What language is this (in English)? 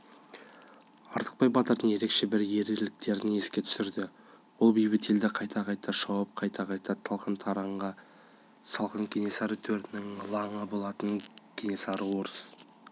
Kazakh